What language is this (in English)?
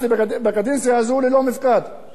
Hebrew